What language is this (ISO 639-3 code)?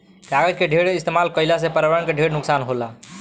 bho